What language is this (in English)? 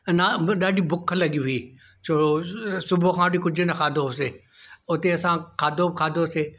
Sindhi